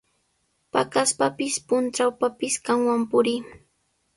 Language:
Sihuas Ancash Quechua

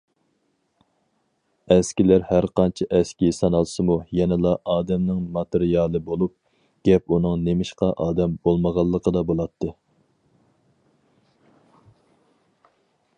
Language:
Uyghur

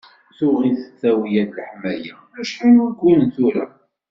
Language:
Kabyle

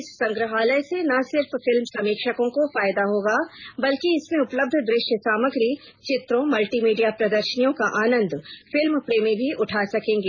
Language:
Hindi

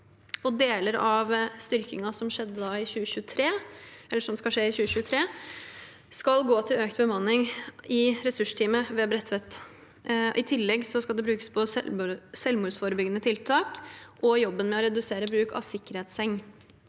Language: Norwegian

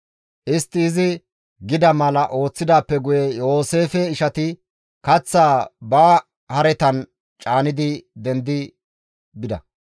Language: Gamo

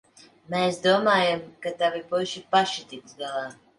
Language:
Latvian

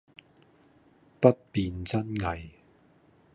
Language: Cantonese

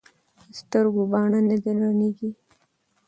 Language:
Pashto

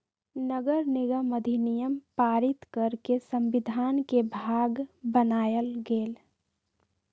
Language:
Magahi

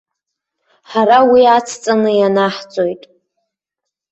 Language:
Abkhazian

